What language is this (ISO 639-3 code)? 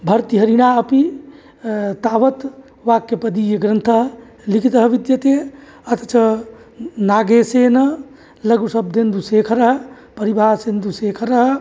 san